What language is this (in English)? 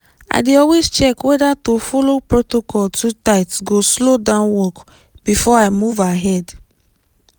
Nigerian Pidgin